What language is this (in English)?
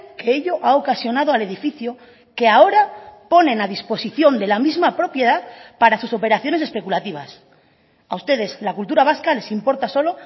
Spanish